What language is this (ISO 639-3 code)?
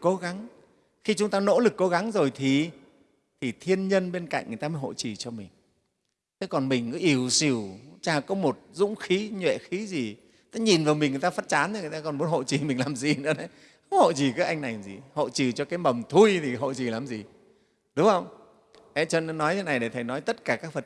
vie